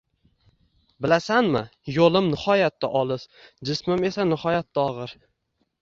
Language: Uzbek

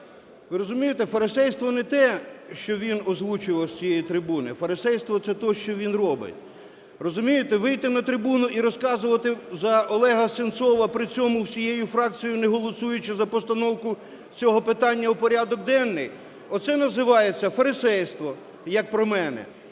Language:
Ukrainian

